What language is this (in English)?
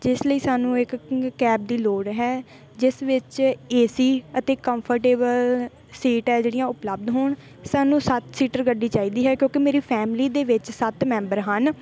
Punjabi